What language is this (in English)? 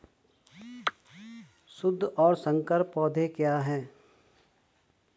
Hindi